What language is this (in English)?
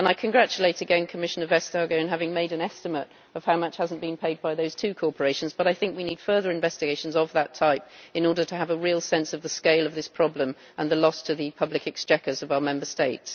English